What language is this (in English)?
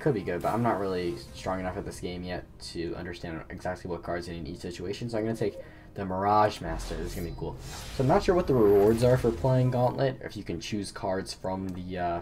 English